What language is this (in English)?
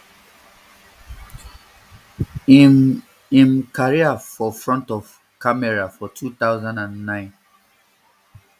Nigerian Pidgin